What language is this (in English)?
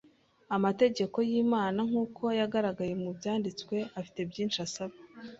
Kinyarwanda